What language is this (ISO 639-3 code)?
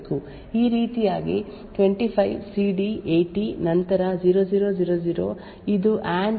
kan